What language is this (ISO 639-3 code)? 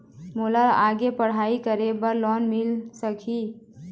hne